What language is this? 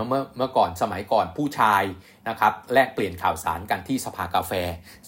Thai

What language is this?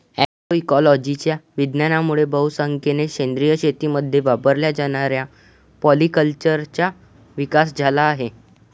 Marathi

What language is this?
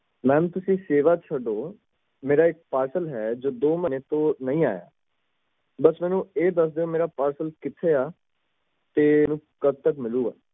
Punjabi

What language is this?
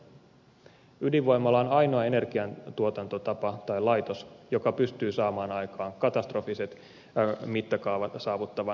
Finnish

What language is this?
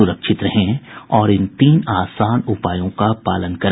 Hindi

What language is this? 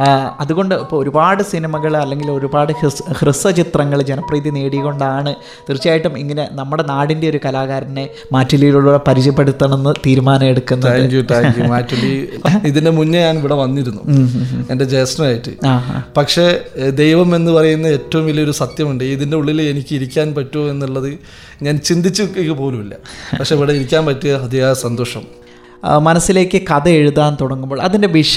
Malayalam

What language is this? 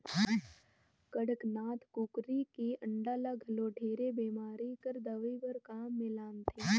Chhattisgarhi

